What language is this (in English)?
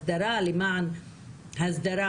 Hebrew